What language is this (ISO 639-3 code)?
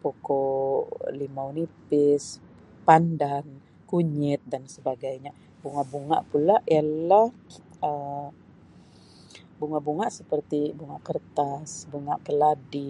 msi